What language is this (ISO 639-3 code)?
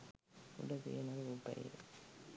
sin